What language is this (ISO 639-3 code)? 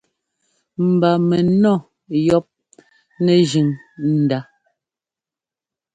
jgo